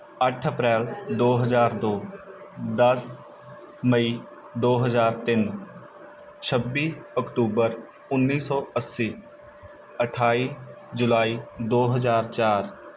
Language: Punjabi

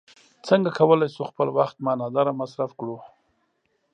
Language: Pashto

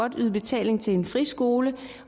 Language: Danish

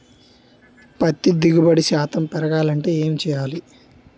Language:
Telugu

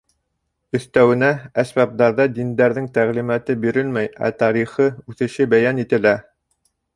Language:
Bashkir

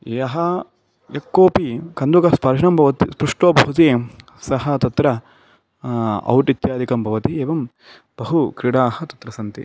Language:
Sanskrit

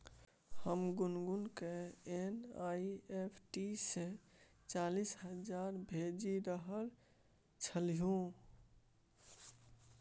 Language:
Maithili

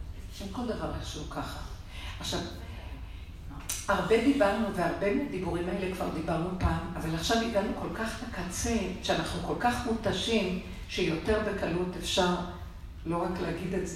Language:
Hebrew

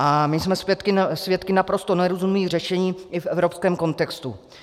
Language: Czech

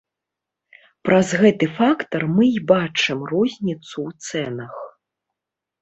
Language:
Belarusian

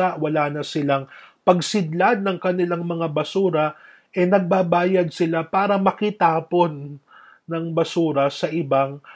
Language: Filipino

